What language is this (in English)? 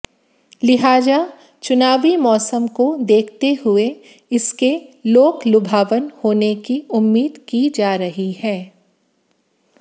Hindi